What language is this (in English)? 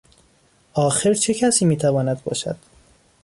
Persian